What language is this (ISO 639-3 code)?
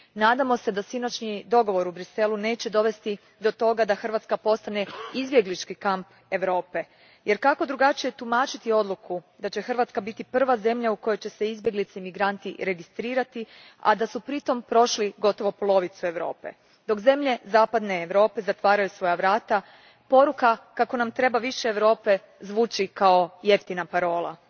hrv